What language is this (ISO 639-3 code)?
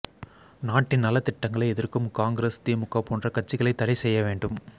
tam